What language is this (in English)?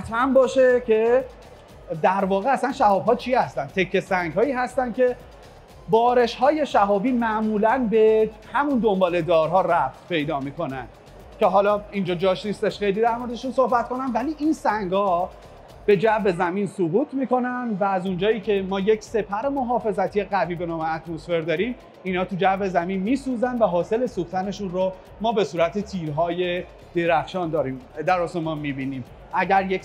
Persian